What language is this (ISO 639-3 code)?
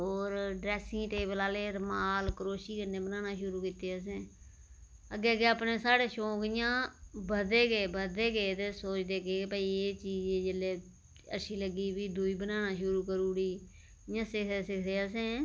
doi